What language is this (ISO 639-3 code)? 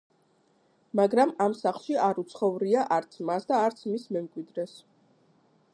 kat